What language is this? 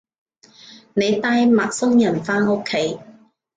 Cantonese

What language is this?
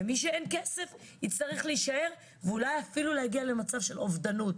Hebrew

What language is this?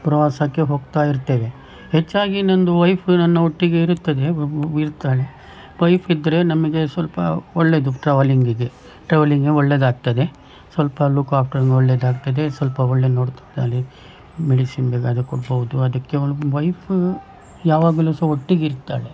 Kannada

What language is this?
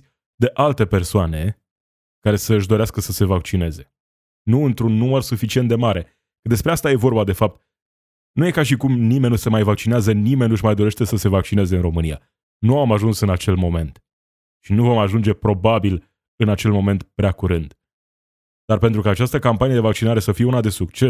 Romanian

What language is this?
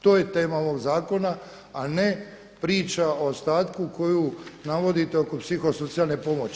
Croatian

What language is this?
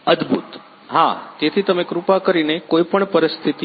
Gujarati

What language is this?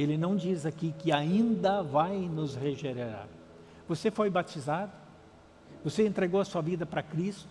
Portuguese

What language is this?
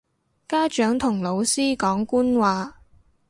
Cantonese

